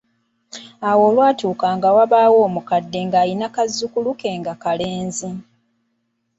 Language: Ganda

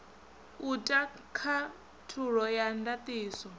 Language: Venda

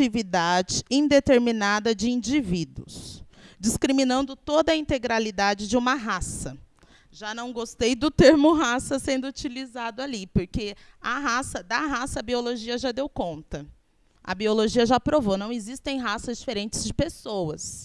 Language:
Portuguese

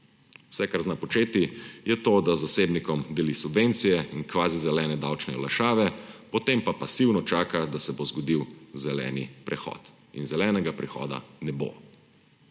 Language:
Slovenian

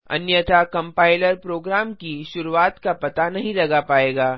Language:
Hindi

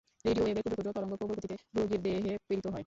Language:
Bangla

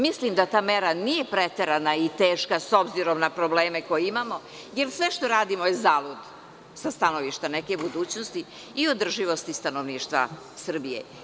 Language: Serbian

